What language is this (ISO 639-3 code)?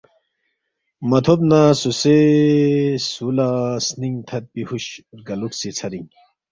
bft